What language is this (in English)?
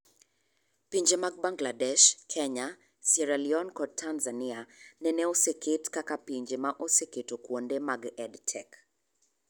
Luo (Kenya and Tanzania)